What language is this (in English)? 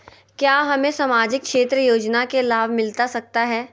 Magahi